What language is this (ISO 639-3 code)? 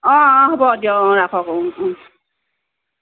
asm